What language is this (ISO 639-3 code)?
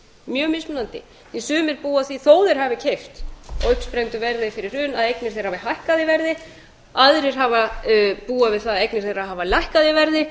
isl